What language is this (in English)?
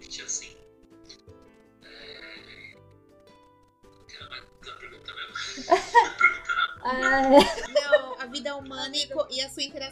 Portuguese